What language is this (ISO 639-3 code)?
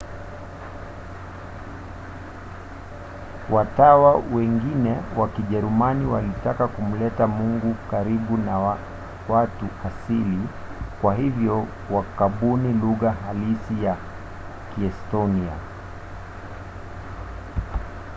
swa